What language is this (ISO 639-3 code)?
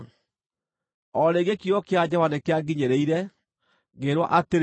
kik